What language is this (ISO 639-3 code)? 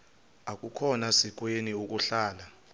xho